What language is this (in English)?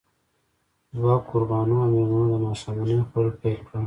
Pashto